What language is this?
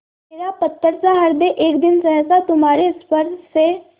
Hindi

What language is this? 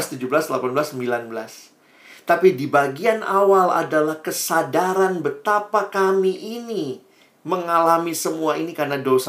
Indonesian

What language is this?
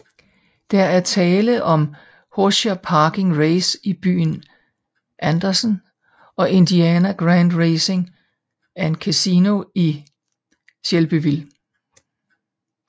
Danish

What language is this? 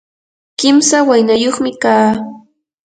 Yanahuanca Pasco Quechua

